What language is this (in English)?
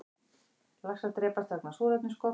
Icelandic